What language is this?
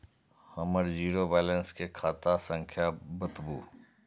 Maithili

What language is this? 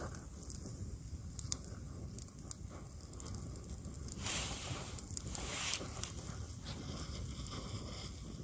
Vietnamese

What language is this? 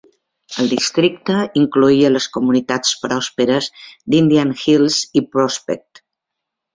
Catalan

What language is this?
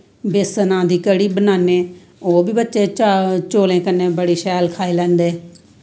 Dogri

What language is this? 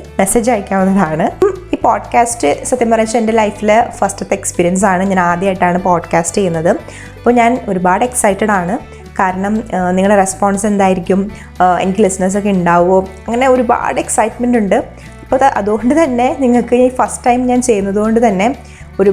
Malayalam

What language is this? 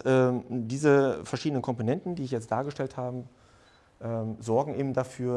German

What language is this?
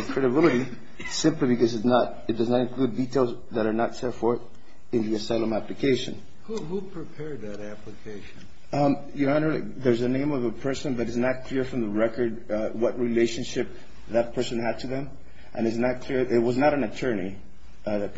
English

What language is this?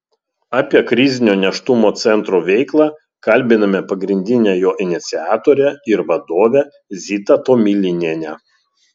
Lithuanian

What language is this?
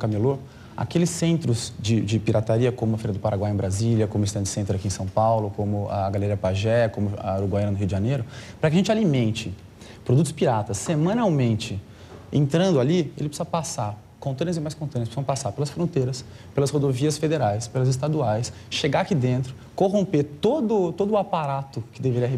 Portuguese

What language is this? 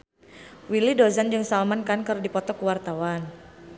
Sundanese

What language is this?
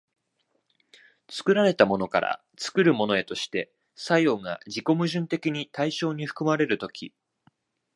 Japanese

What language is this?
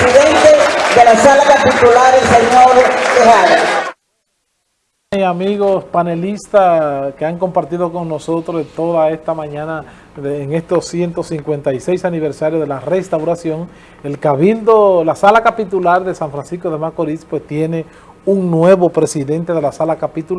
Spanish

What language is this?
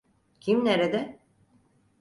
Turkish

